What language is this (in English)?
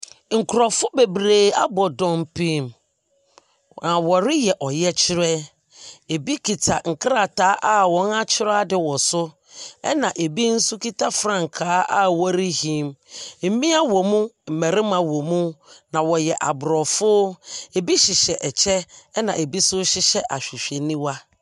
Akan